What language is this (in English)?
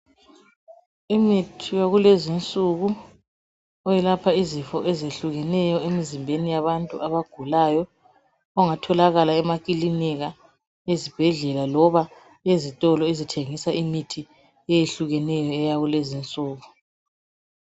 North Ndebele